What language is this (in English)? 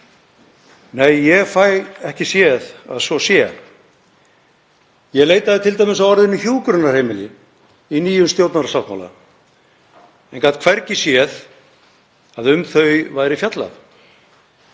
Icelandic